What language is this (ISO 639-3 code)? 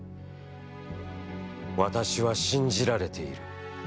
jpn